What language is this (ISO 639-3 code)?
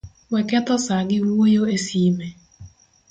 luo